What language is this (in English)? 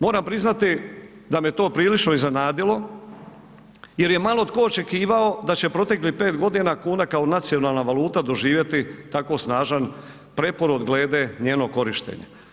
Croatian